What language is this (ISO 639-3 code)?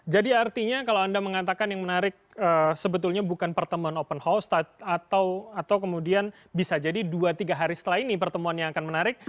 ind